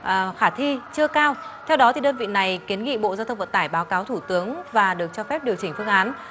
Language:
Vietnamese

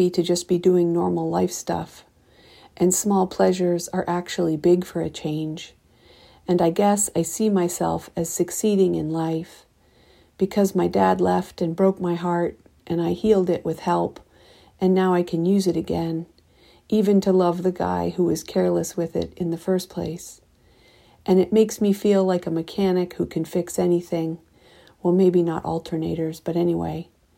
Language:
English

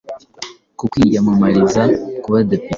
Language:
Kinyarwanda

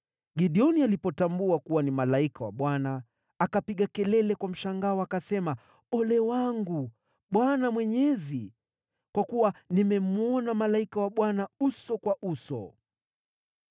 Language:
Swahili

